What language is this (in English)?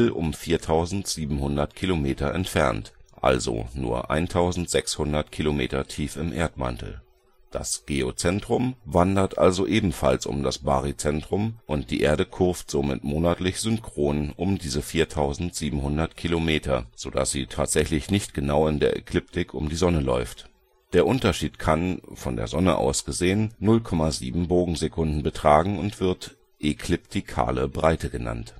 German